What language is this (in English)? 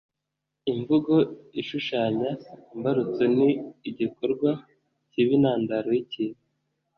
Kinyarwanda